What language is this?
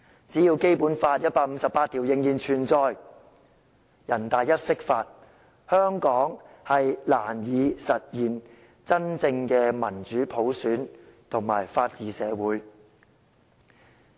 Cantonese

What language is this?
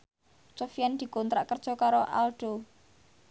Javanese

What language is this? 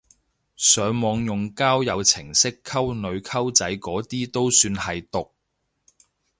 Cantonese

